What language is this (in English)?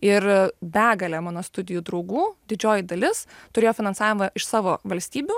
Lithuanian